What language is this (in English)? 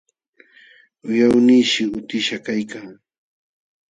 Jauja Wanca Quechua